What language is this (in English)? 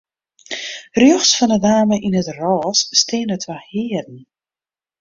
Western Frisian